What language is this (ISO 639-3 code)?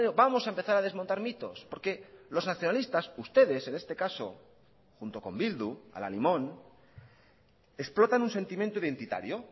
spa